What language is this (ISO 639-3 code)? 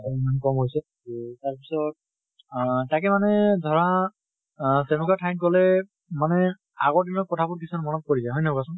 asm